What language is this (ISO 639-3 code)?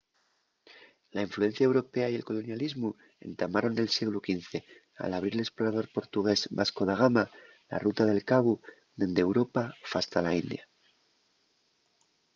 ast